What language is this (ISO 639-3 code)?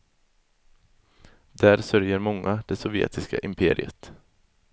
swe